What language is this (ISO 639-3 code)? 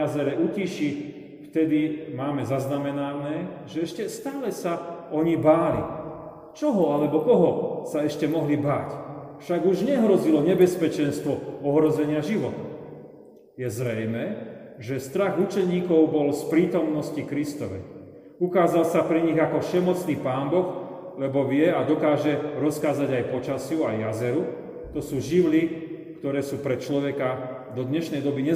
slk